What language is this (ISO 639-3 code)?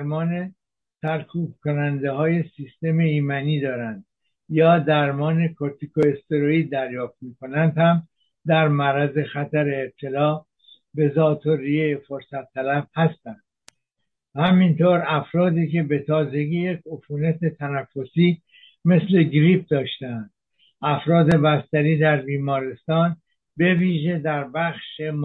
fas